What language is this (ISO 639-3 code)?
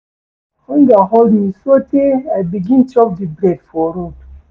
pcm